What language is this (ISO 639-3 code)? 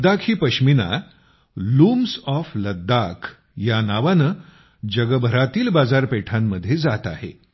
mar